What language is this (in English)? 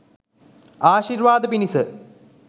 Sinhala